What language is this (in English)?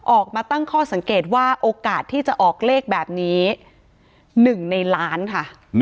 Thai